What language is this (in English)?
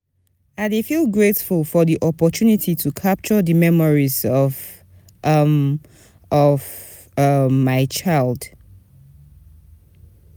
Nigerian Pidgin